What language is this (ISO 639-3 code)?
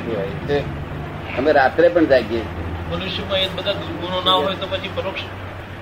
guj